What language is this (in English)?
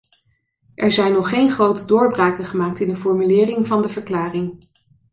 Dutch